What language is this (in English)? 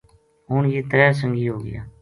Gujari